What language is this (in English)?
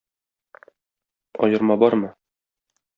Tatar